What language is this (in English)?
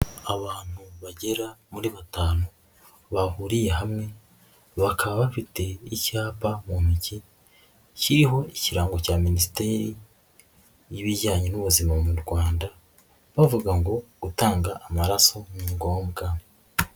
Kinyarwanda